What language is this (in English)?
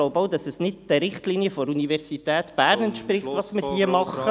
Swiss German